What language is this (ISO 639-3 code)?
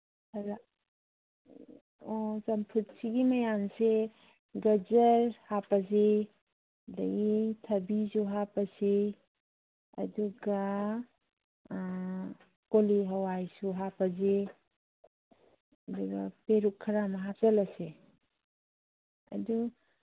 mni